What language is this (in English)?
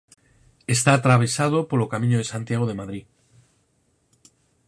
Galician